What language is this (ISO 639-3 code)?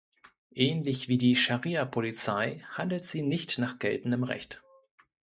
deu